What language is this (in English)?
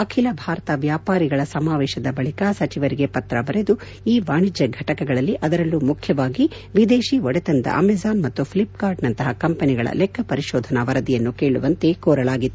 Kannada